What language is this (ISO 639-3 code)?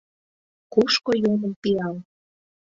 chm